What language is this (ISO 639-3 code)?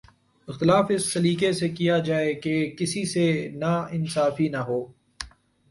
urd